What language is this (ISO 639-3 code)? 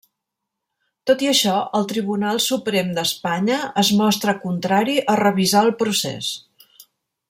cat